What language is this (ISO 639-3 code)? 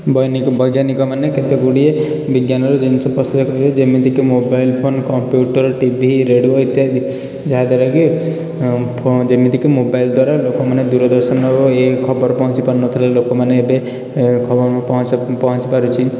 ori